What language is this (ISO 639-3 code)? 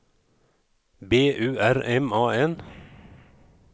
swe